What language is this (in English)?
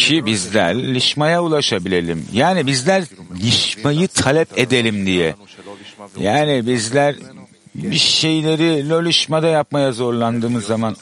Turkish